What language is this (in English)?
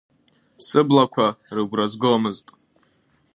Abkhazian